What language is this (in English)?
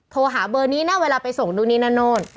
Thai